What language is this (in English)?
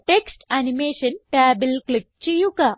Malayalam